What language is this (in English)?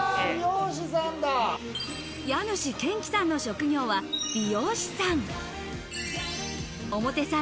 Japanese